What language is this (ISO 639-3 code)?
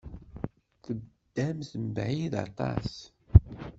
kab